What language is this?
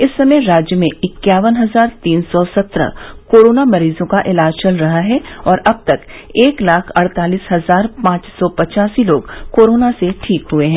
Hindi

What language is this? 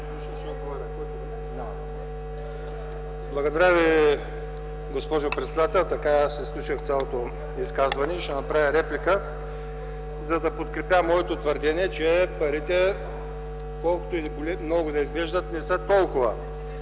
Bulgarian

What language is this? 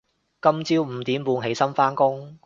Cantonese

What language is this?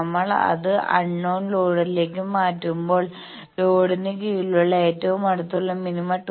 Malayalam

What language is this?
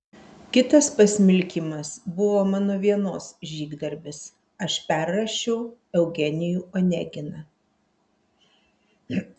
Lithuanian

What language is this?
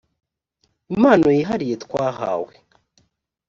Kinyarwanda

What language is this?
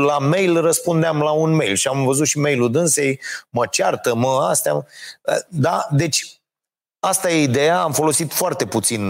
Romanian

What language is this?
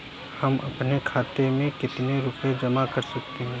Hindi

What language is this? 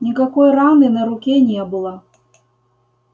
Russian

